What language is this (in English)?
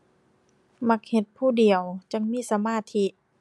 Thai